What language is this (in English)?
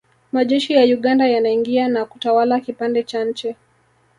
Swahili